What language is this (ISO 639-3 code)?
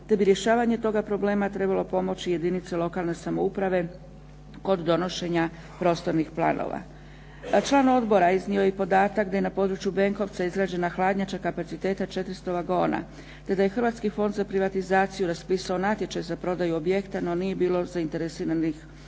hrv